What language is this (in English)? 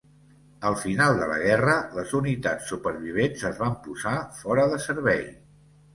Catalan